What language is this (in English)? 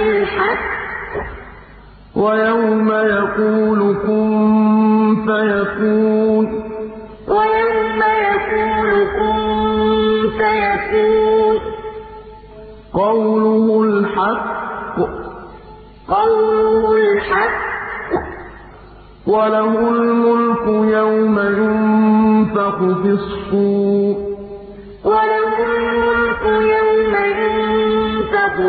Arabic